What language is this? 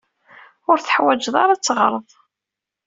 Kabyle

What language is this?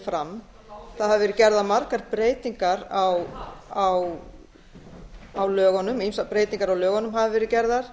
Icelandic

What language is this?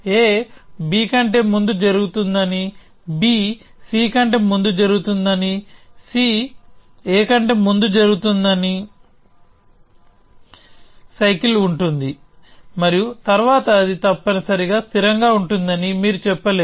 Telugu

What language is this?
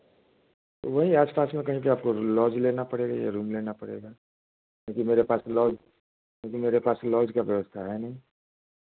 Hindi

